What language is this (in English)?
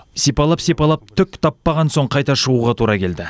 Kazakh